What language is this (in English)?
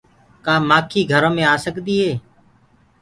Gurgula